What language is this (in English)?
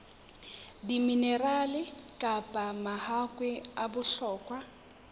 Southern Sotho